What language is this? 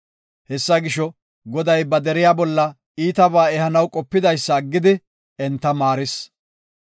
Gofa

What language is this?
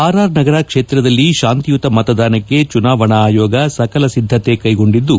Kannada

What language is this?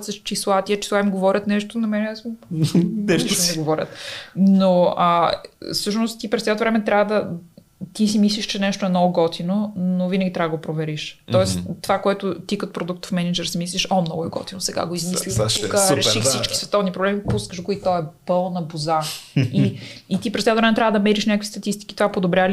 Bulgarian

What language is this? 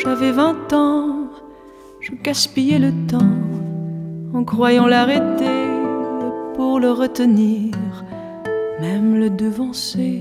Turkish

